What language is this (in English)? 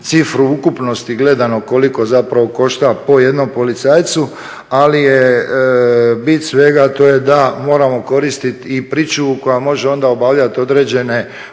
Croatian